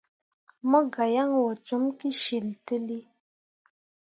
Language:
Mundang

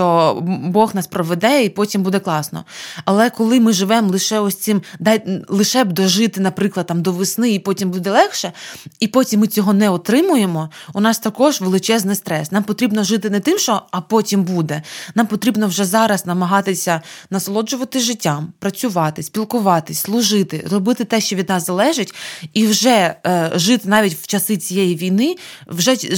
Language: Ukrainian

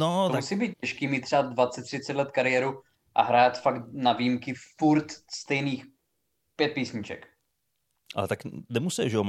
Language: Czech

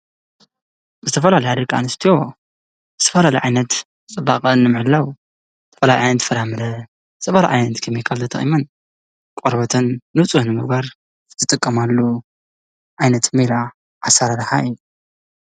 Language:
Tigrinya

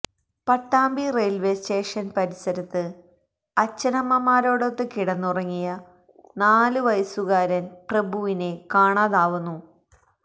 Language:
Malayalam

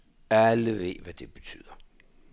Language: Danish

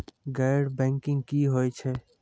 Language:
Maithili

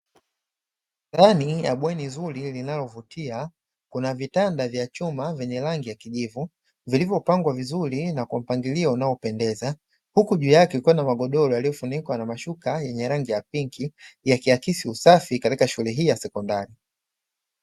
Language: Swahili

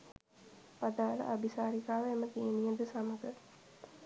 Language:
Sinhala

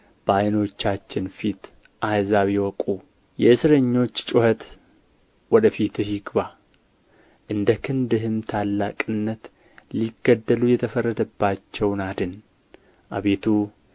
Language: Amharic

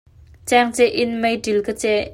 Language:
Hakha Chin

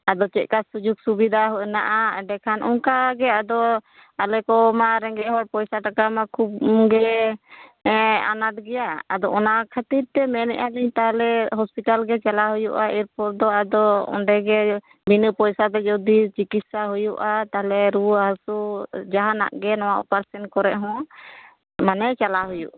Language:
Santali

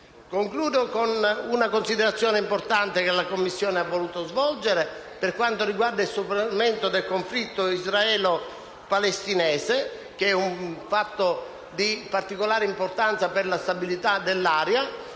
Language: Italian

